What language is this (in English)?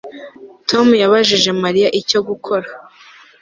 Kinyarwanda